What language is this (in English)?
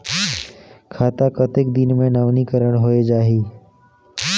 Chhattisgarhi